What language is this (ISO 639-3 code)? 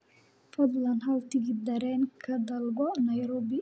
som